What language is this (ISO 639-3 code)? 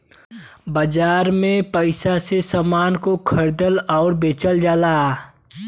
bho